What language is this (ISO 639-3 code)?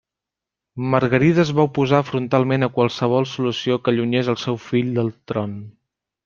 cat